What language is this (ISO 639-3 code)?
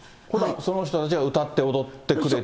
jpn